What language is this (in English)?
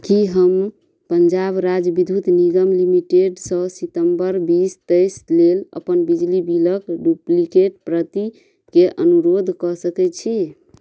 Maithili